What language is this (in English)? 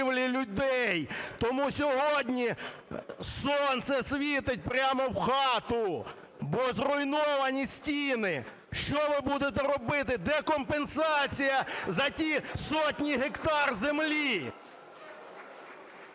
Ukrainian